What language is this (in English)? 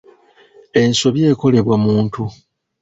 Ganda